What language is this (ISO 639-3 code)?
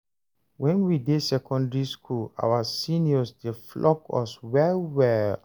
pcm